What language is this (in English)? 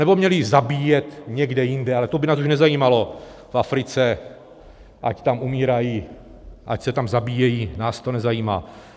Czech